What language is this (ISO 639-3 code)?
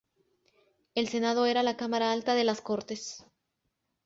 spa